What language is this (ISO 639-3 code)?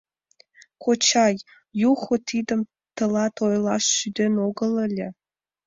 chm